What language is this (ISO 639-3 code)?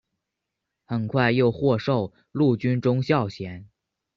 zho